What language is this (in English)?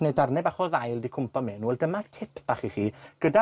Welsh